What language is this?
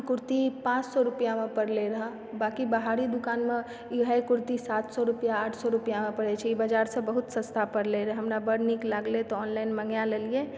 Maithili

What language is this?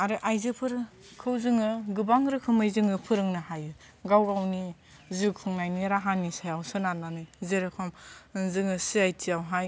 Bodo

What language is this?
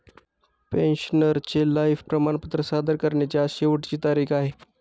Marathi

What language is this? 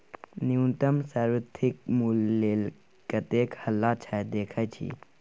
Maithili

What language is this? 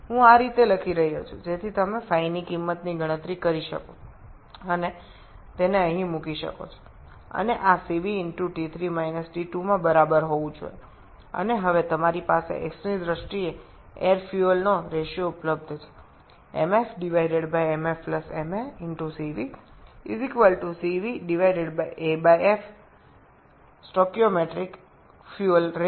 Bangla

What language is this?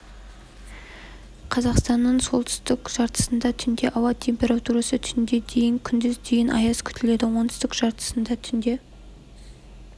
Kazakh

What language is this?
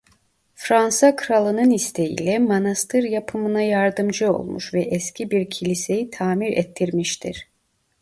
Turkish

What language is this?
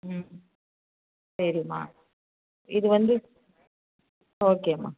Tamil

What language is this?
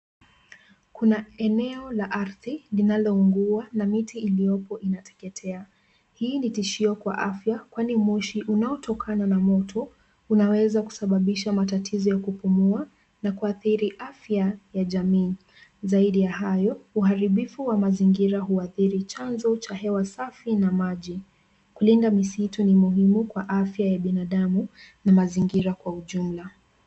Swahili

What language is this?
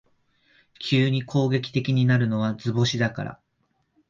Japanese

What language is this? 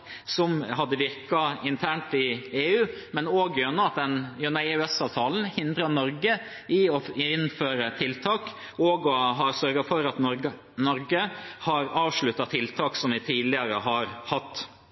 Norwegian Bokmål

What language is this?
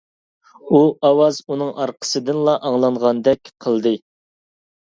Uyghur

